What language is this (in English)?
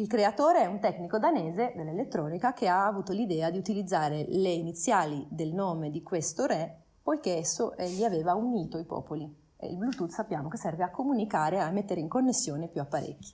Italian